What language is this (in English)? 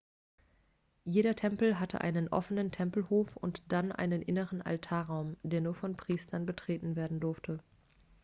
German